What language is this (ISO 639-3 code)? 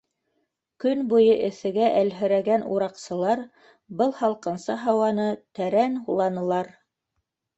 bak